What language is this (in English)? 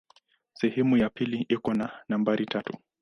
Swahili